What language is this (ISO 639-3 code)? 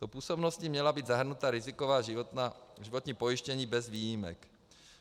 ces